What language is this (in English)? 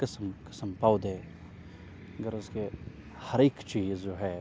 Urdu